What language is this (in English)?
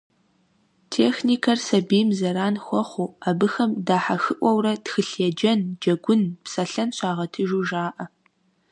Kabardian